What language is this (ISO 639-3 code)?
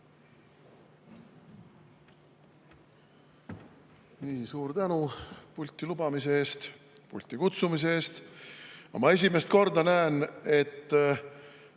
est